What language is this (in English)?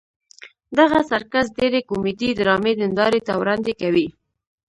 Pashto